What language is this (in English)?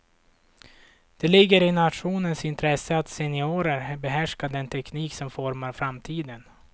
Swedish